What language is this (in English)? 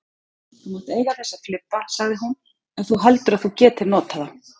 Icelandic